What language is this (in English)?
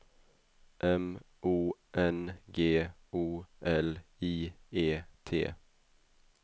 Swedish